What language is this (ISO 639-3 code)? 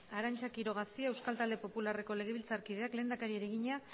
eus